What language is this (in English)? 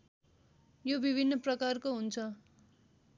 Nepali